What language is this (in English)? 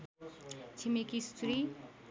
Nepali